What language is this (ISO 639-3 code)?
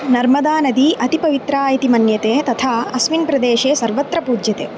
san